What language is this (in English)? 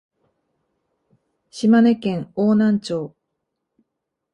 Japanese